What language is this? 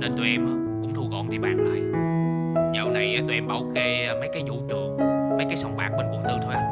Vietnamese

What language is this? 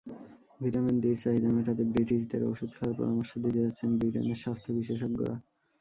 Bangla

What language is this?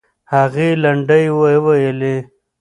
Pashto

